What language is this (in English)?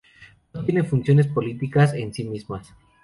Spanish